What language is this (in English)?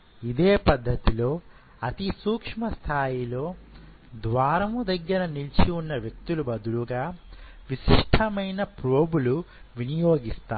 Telugu